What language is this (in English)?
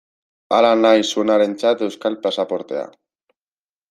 Basque